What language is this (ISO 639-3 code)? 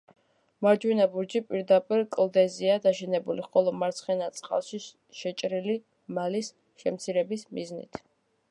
kat